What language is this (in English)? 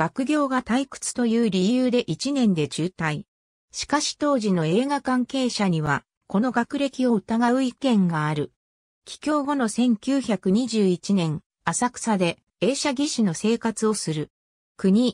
Japanese